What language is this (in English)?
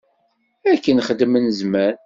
Kabyle